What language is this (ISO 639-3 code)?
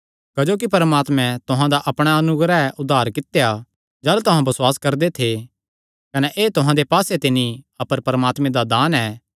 xnr